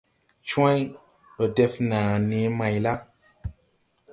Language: Tupuri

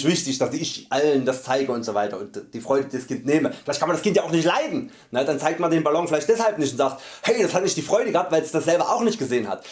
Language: German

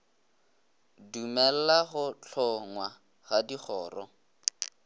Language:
Northern Sotho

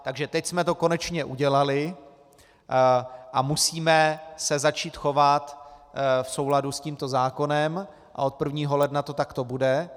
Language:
Czech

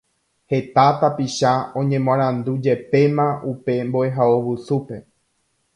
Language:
Guarani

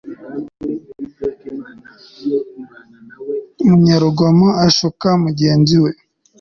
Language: Kinyarwanda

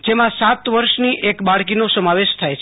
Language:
Gujarati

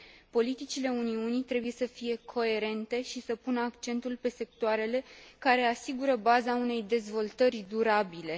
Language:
Romanian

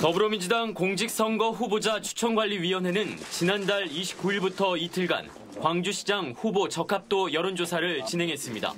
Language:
Korean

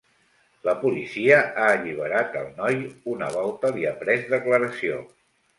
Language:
Catalan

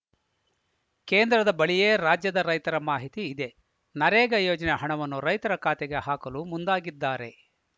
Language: Kannada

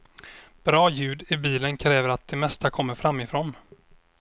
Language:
Swedish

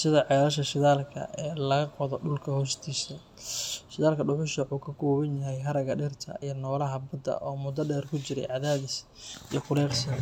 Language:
Somali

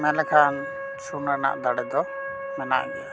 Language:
Santali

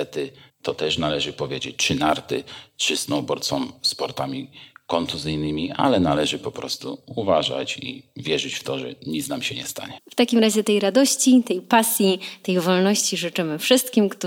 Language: Polish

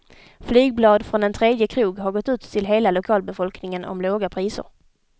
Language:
Swedish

